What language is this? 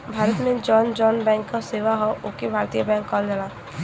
Bhojpuri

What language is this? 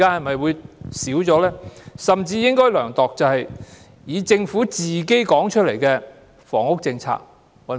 Cantonese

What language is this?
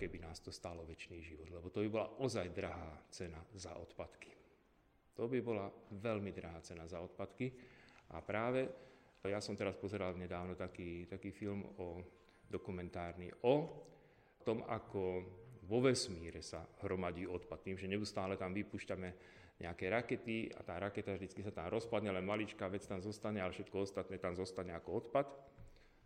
Slovak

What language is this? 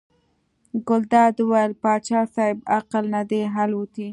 Pashto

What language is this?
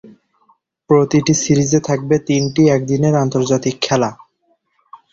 Bangla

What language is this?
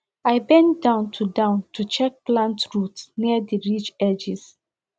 Nigerian Pidgin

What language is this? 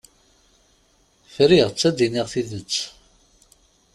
Kabyle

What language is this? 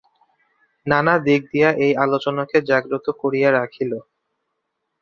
Bangla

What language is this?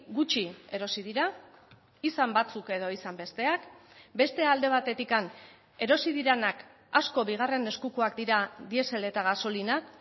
Basque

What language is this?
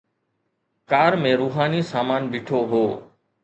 Sindhi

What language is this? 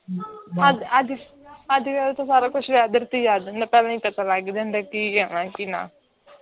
Punjabi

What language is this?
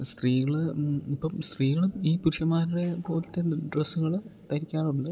Malayalam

